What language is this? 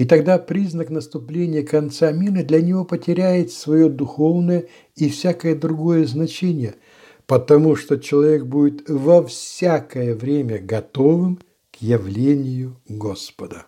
Russian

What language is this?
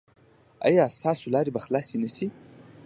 Pashto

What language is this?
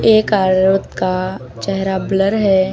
Hindi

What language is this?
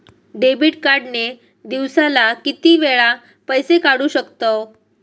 Marathi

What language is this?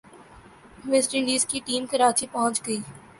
Urdu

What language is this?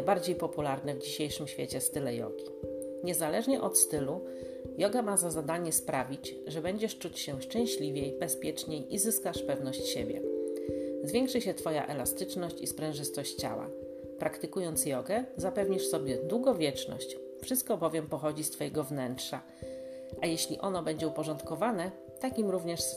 Polish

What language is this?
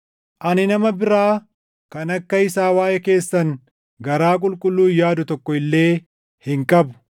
Oromo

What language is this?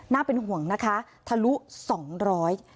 Thai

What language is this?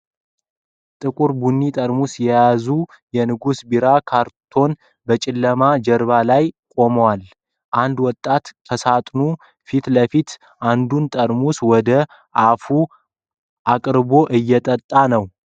Amharic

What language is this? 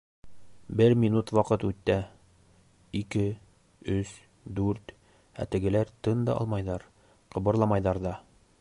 Bashkir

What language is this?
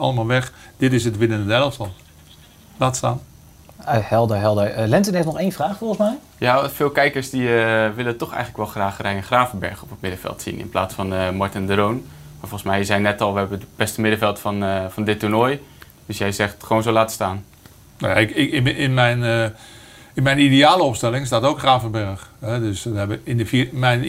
Dutch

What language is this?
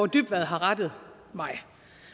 Danish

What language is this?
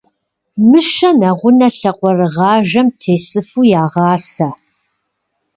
Kabardian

